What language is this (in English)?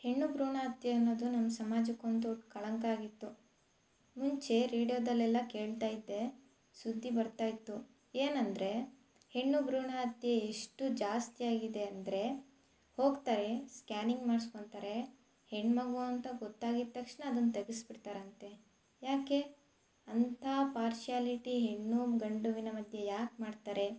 Kannada